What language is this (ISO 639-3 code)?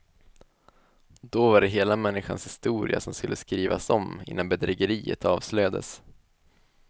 swe